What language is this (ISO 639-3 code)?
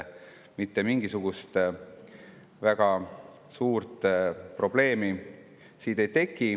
est